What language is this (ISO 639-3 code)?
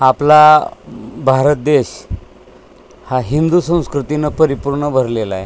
mar